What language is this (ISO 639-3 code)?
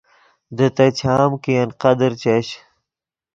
ydg